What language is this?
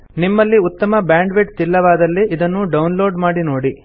Kannada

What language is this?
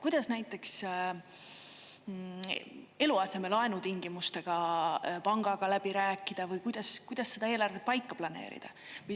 Estonian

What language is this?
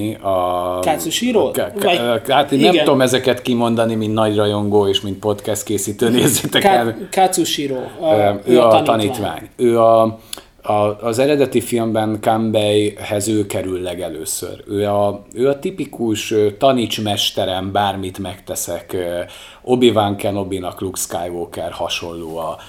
Hungarian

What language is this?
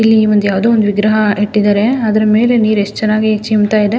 Kannada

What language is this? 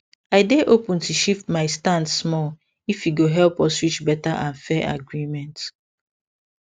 Nigerian Pidgin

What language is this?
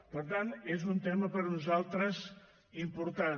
Catalan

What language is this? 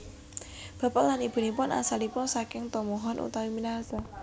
Javanese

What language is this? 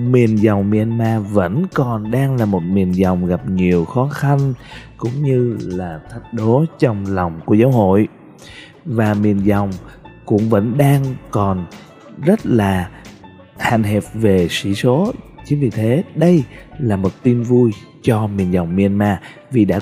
Vietnamese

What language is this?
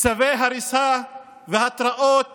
Hebrew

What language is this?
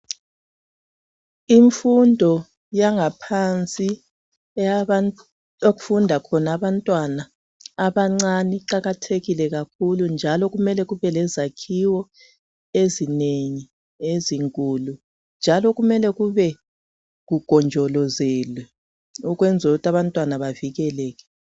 North Ndebele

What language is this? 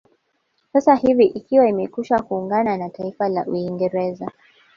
Swahili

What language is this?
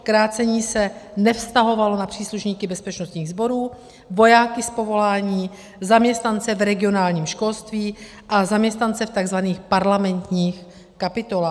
Czech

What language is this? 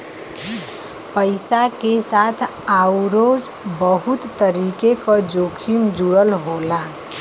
Bhojpuri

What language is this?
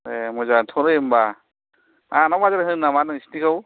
Bodo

